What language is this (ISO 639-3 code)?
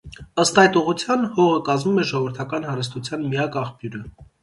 hye